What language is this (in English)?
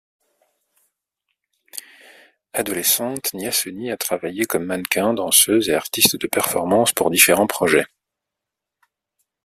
French